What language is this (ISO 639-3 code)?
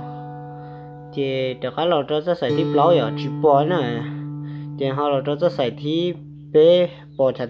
tha